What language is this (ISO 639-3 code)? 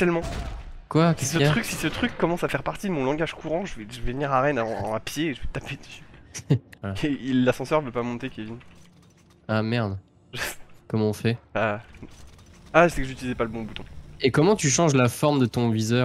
fra